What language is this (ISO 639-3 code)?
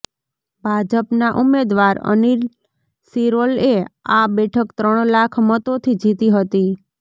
guj